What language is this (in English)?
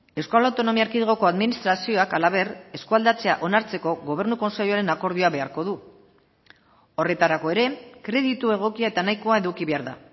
Basque